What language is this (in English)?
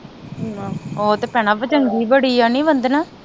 Punjabi